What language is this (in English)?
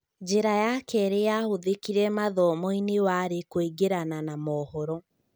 Kikuyu